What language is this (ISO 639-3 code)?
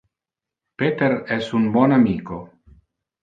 ina